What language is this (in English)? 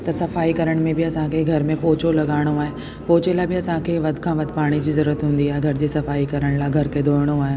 Sindhi